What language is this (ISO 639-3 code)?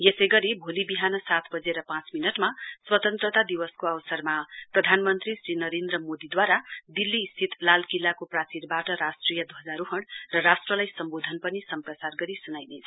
nep